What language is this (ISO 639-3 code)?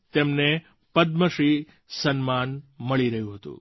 guj